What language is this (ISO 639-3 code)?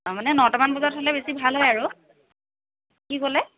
asm